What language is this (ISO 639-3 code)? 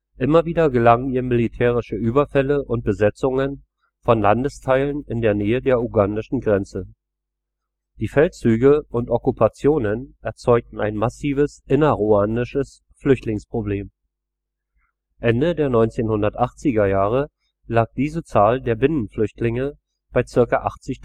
deu